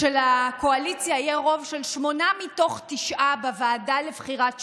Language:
Hebrew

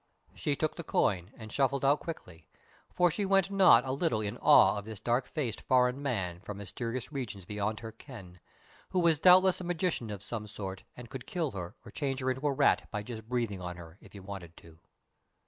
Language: English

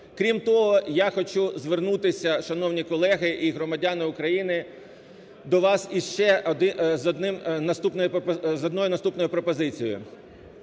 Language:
Ukrainian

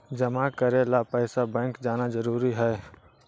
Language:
Magahi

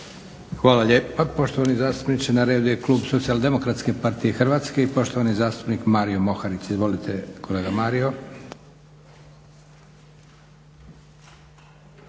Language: Croatian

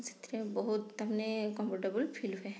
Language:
Odia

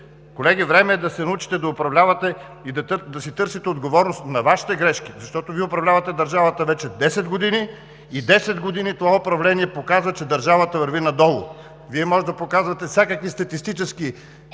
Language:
Bulgarian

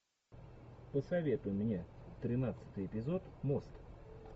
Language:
Russian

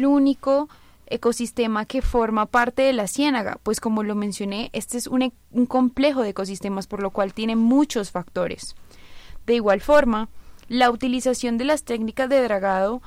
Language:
Spanish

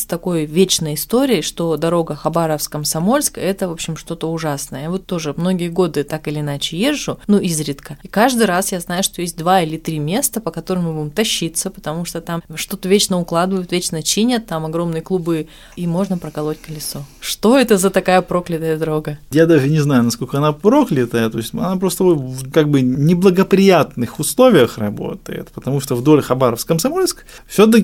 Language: Russian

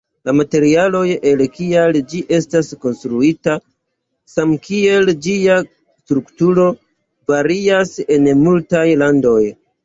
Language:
Esperanto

